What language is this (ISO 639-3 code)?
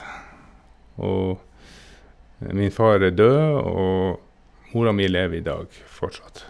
nor